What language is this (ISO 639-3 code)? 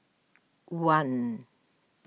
eng